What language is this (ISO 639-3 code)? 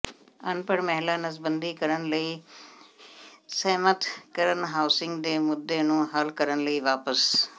pan